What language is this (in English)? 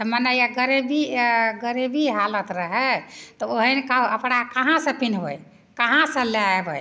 Maithili